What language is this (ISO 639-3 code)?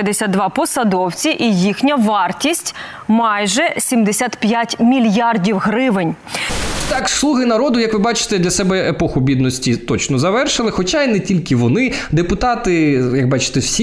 ukr